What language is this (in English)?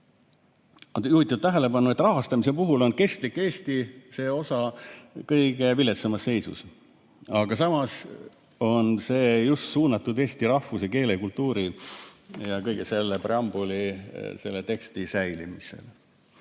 Estonian